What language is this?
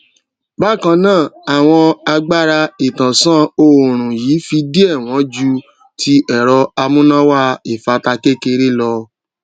Yoruba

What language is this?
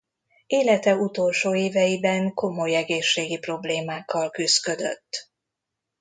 Hungarian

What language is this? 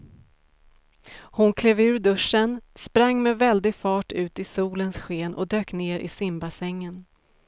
Swedish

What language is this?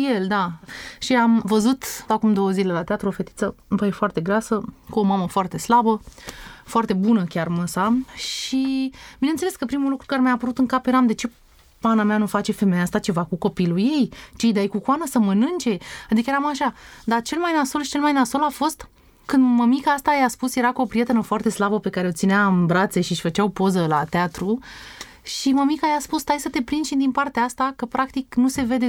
Romanian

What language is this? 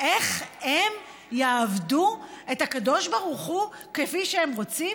Hebrew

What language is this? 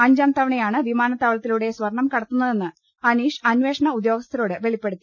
Malayalam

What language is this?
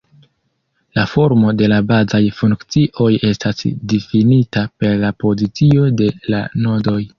Esperanto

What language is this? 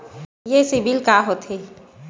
Chhattisgarhi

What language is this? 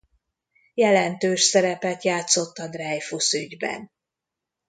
Hungarian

